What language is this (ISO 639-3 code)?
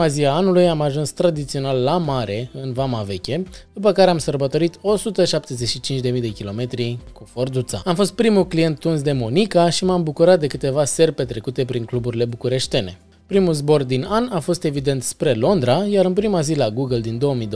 ron